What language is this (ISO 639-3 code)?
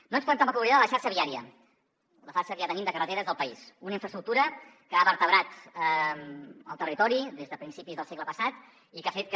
cat